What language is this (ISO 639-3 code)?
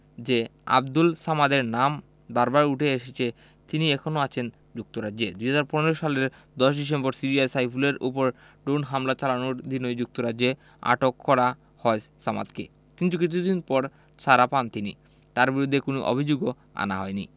ben